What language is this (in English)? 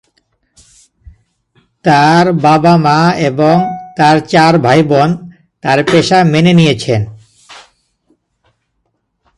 Bangla